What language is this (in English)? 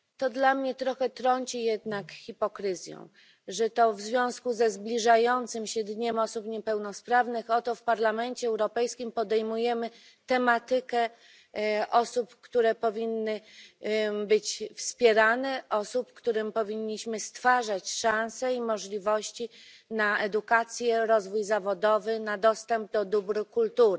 Polish